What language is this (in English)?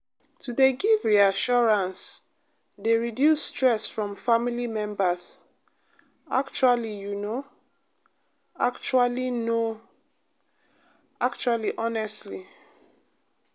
Nigerian Pidgin